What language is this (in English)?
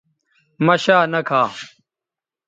Bateri